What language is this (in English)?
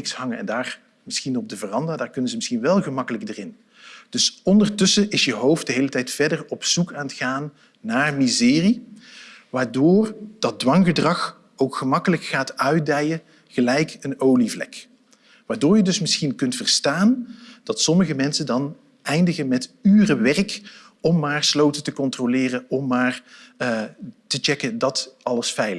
Dutch